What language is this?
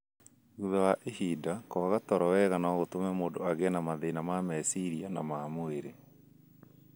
Kikuyu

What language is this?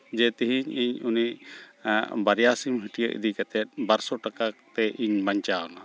Santali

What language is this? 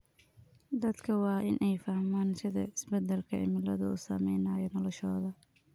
Somali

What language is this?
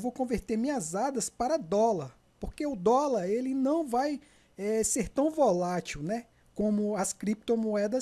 Portuguese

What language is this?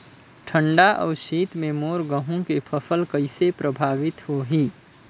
Chhattisgarhi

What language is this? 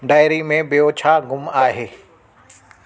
Sindhi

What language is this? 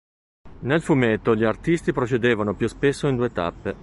Italian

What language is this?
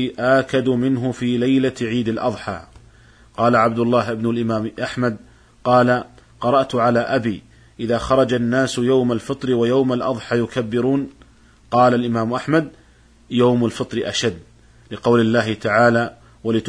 Arabic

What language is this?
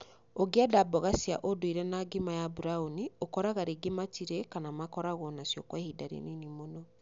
Kikuyu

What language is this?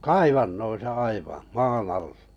Finnish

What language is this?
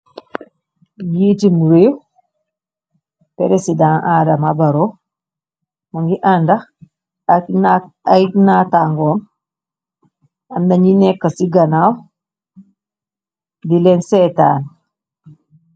Wolof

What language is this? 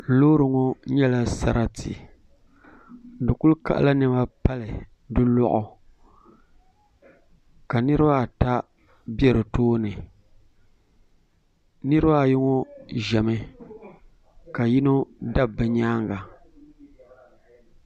Dagbani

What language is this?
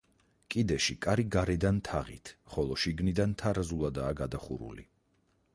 Georgian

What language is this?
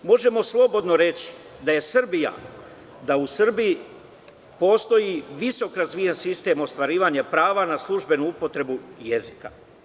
Serbian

